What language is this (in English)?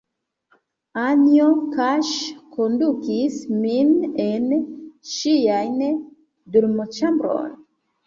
Esperanto